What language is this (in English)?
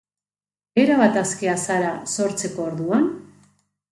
Basque